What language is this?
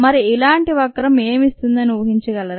Telugu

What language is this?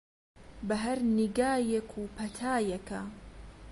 Central Kurdish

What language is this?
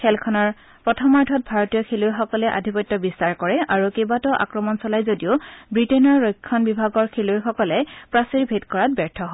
Assamese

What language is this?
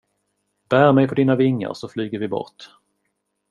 Swedish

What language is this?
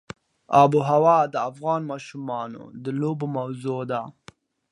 Pashto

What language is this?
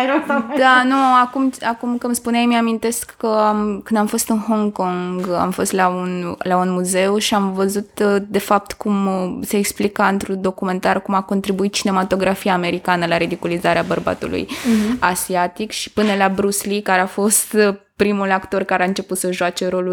Romanian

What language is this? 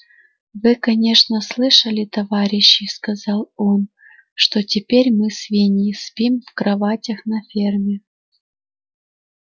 Russian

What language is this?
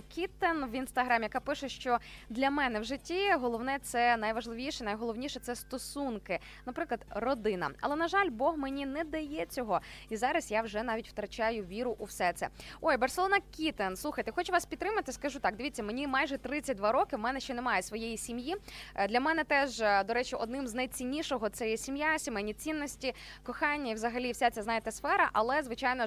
Ukrainian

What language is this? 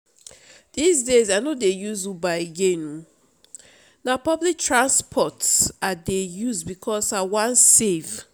Nigerian Pidgin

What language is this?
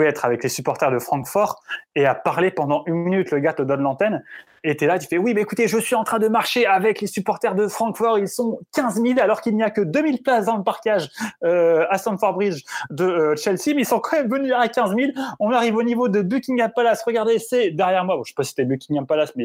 French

